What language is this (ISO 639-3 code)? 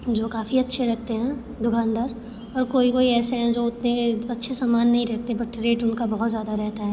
hin